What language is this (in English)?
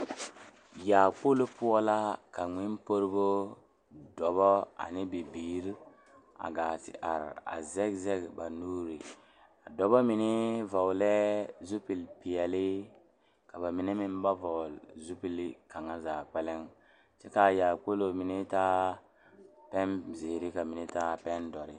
Southern Dagaare